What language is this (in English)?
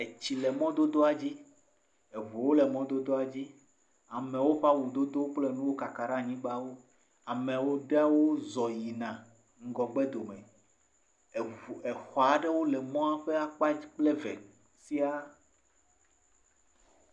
Ewe